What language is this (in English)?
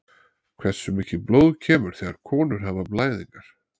Icelandic